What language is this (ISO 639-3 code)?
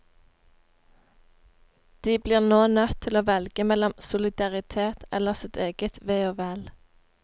nor